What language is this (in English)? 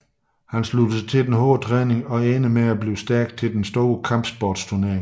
Danish